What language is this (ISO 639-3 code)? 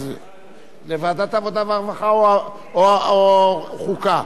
heb